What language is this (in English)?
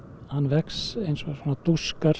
Icelandic